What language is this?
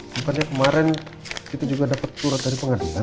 Indonesian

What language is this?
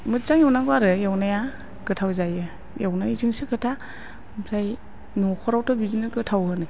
Bodo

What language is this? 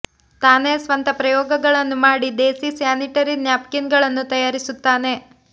Kannada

